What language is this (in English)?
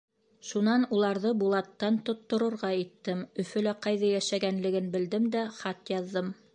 Bashkir